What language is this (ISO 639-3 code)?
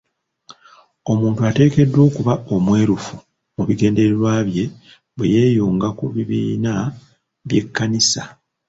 lug